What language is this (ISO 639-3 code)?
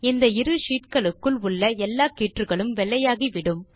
tam